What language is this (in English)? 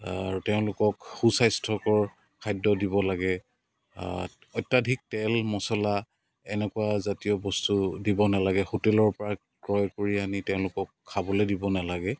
Assamese